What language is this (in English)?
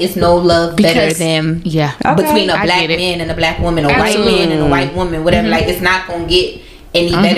English